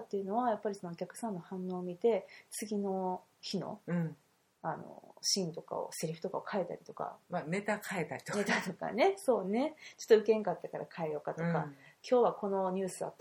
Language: Japanese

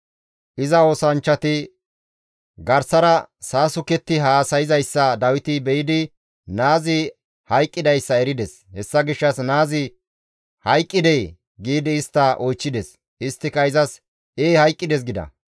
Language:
Gamo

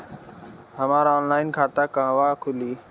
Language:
Bhojpuri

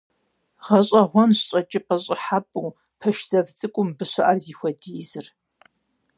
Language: Kabardian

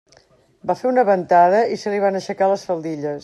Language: Catalan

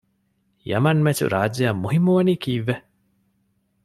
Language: Divehi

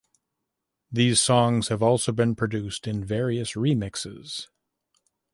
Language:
English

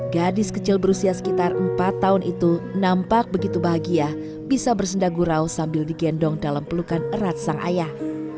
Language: Indonesian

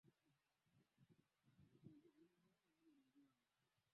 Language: Swahili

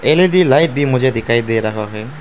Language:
Hindi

